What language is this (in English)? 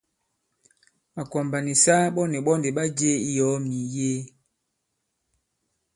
Bankon